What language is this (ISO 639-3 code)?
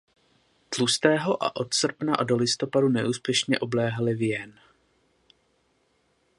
ces